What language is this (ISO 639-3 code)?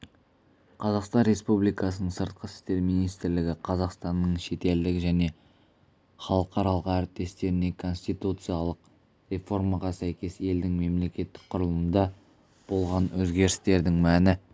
kaz